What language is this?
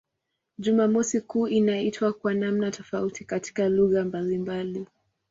Swahili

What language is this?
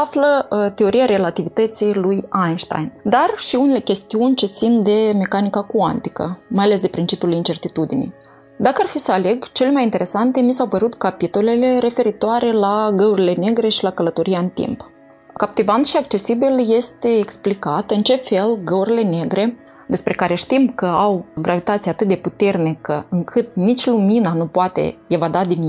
Romanian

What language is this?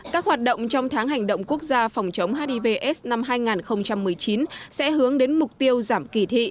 Vietnamese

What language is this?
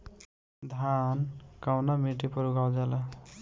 Bhojpuri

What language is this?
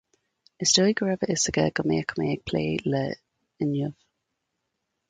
Irish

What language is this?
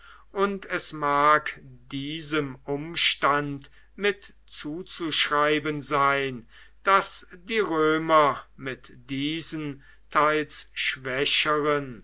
German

